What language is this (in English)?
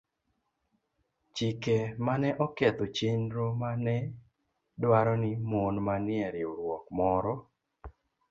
Luo (Kenya and Tanzania)